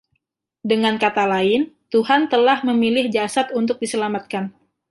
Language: Indonesian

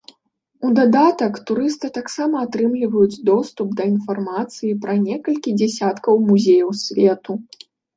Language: Belarusian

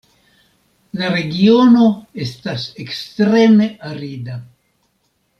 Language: Esperanto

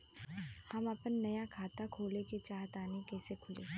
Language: Bhojpuri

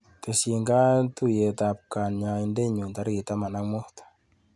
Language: Kalenjin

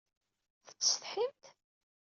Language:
Kabyle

